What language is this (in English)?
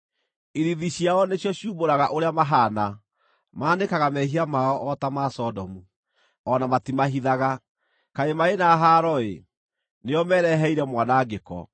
Kikuyu